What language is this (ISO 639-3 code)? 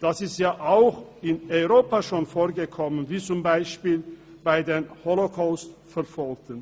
gsw